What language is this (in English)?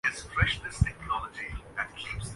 Urdu